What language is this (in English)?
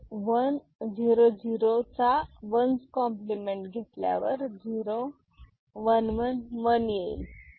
Marathi